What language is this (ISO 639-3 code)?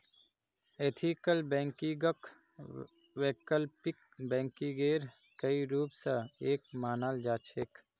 mag